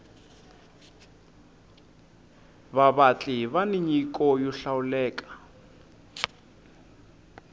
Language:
Tsonga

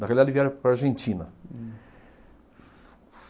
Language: Portuguese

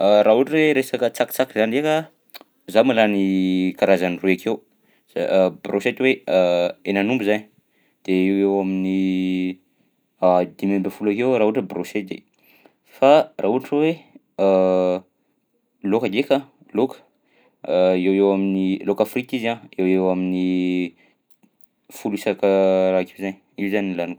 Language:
Southern Betsimisaraka Malagasy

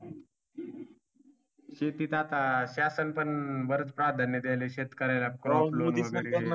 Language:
Marathi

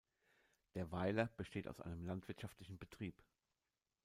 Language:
German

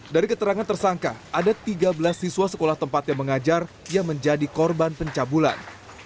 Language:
Indonesian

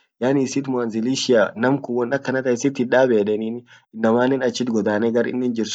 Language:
Orma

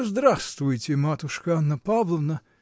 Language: Russian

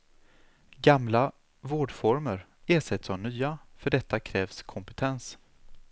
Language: Swedish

